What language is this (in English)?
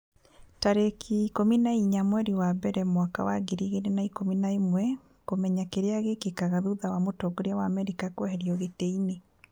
Kikuyu